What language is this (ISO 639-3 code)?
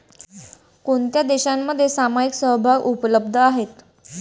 mar